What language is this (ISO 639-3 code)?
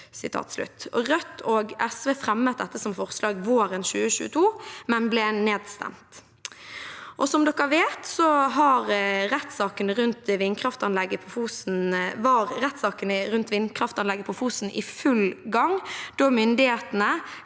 nor